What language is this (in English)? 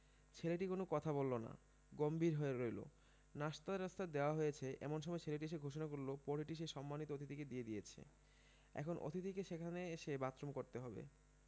Bangla